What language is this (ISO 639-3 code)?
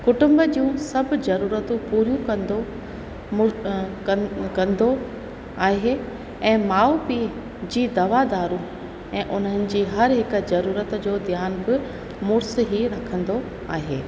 snd